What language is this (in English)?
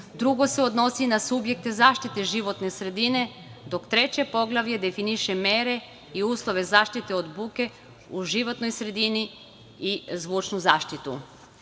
Serbian